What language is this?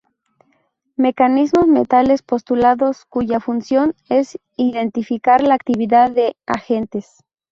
Spanish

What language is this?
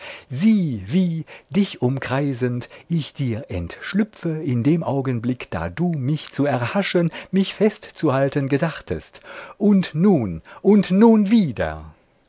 German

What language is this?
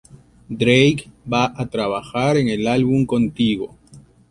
Spanish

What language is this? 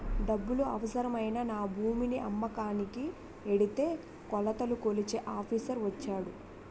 Telugu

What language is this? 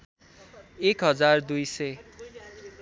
Nepali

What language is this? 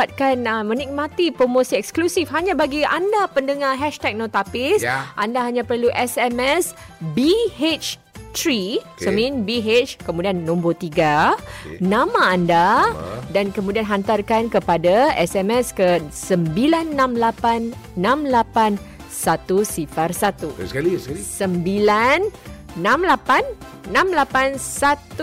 Malay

